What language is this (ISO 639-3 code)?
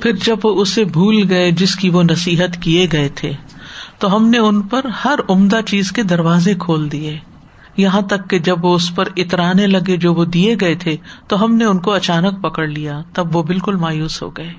urd